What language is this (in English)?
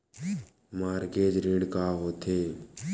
Chhattisgarhi